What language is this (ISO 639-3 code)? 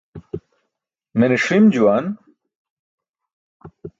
bsk